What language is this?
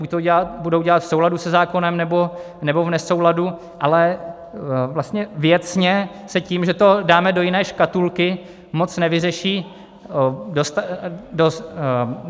Czech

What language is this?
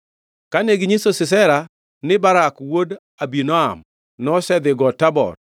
Luo (Kenya and Tanzania)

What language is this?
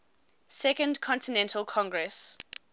English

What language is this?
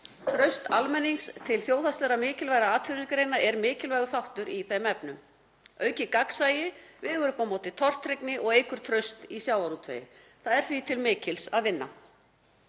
Icelandic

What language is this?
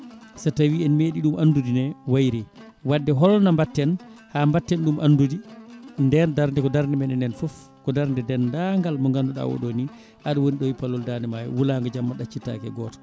Fula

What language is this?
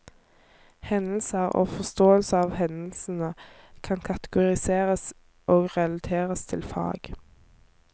Norwegian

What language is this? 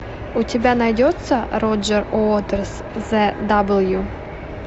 Russian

